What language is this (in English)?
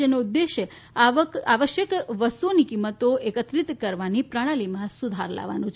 Gujarati